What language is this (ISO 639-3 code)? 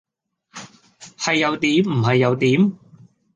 yue